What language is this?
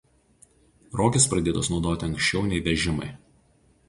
Lithuanian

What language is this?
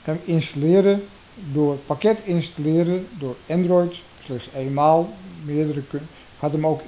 Dutch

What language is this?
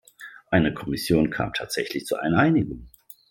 German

